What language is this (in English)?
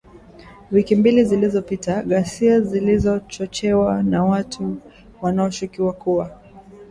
Swahili